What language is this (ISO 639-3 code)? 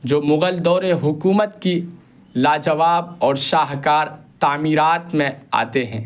urd